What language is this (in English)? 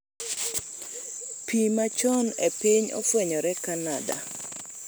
Luo (Kenya and Tanzania)